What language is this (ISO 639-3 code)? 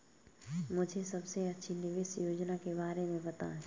hin